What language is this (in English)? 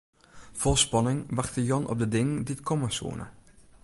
Western Frisian